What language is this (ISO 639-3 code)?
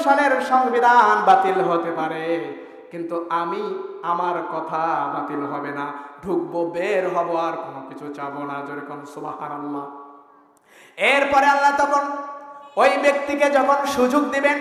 hin